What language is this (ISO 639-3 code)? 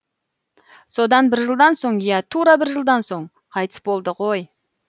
kaz